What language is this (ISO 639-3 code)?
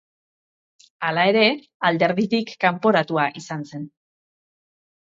eus